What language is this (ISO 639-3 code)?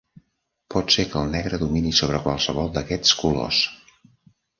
cat